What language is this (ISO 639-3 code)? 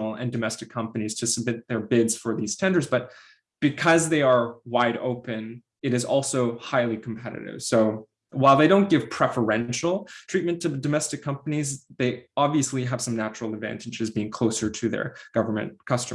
eng